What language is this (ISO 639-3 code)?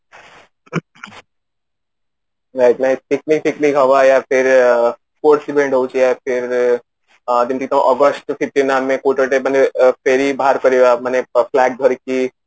ori